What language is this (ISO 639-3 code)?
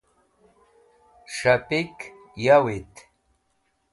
wbl